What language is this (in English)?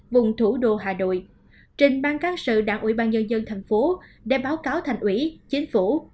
Vietnamese